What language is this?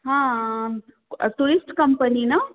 Marathi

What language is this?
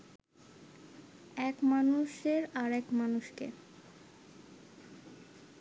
Bangla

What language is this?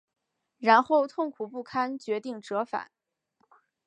Chinese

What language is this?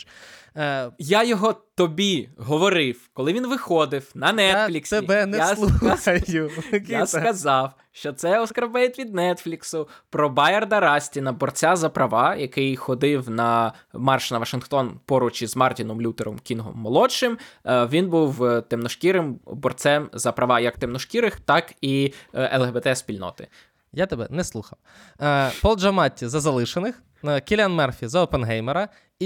Ukrainian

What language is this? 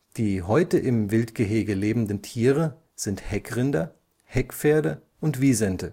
German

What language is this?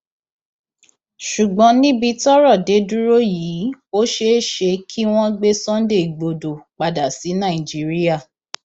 Yoruba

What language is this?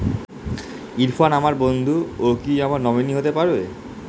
Bangla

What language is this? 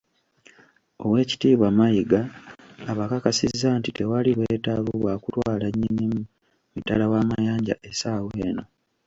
Ganda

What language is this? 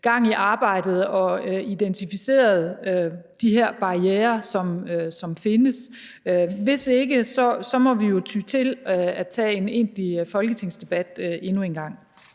Danish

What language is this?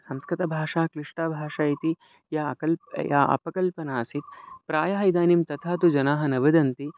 Sanskrit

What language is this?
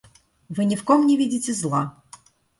Russian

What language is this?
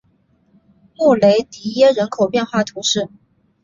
Chinese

